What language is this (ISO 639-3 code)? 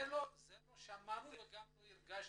heb